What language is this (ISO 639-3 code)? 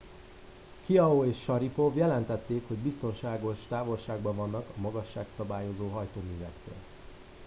hun